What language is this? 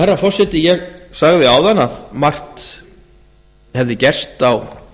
Icelandic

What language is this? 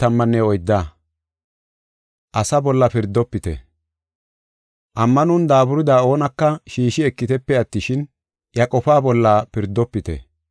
Gofa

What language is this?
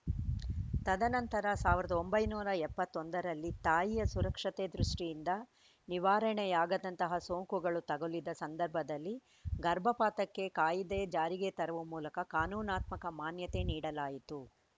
Kannada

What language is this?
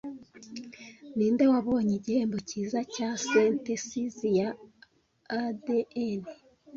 Kinyarwanda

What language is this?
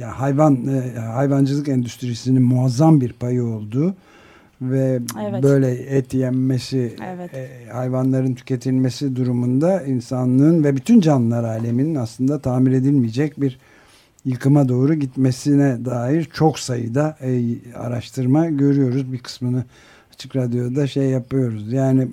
Turkish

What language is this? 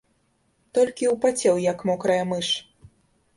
Belarusian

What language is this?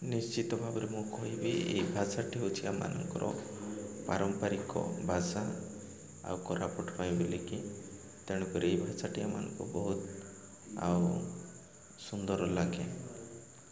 Odia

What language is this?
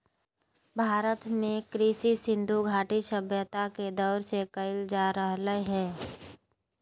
Magahi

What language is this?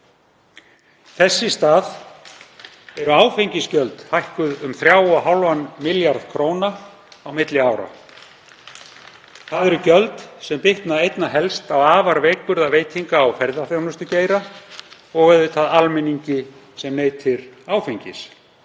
Icelandic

